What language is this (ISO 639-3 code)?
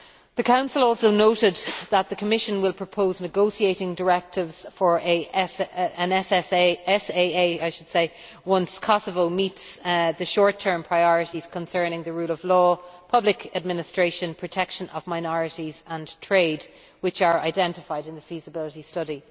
eng